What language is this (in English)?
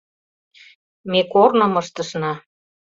Mari